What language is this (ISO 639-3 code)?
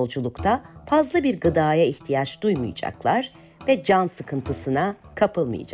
tur